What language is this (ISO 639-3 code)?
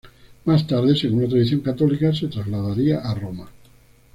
spa